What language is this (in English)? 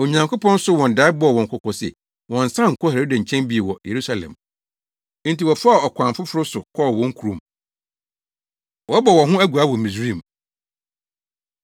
Akan